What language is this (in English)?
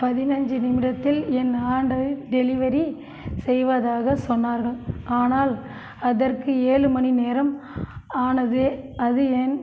Tamil